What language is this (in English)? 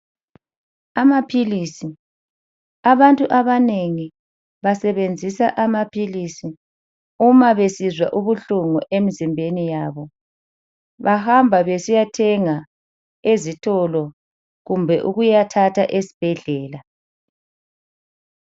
North Ndebele